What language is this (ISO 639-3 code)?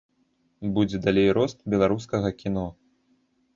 bel